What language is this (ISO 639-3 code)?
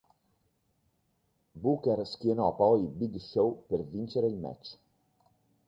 ita